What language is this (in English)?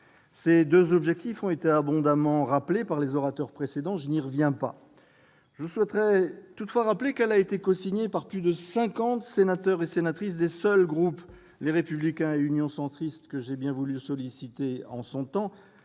French